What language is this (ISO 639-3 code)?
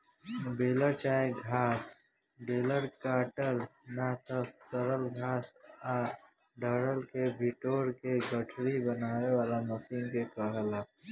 bho